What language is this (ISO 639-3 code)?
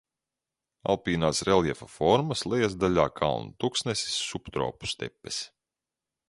lav